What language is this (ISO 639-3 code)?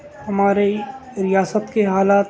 urd